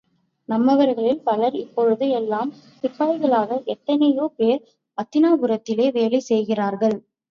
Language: Tamil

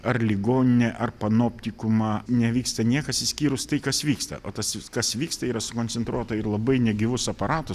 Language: Lithuanian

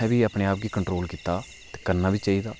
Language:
Dogri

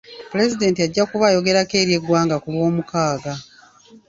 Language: Ganda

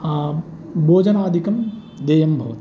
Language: Sanskrit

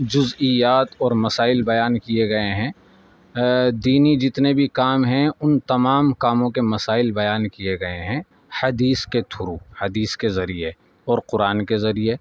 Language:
Urdu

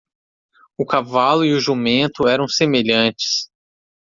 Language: Portuguese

